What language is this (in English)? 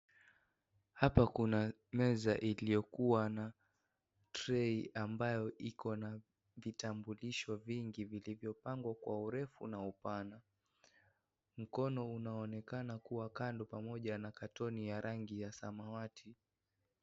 Swahili